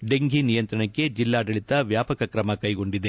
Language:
Kannada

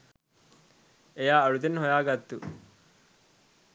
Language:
Sinhala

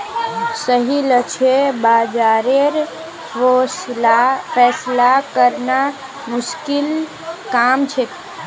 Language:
Magahi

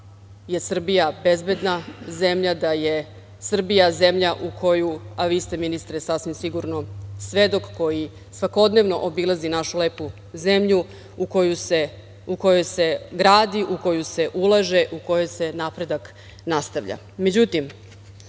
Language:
Serbian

